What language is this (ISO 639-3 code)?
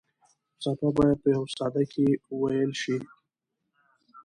pus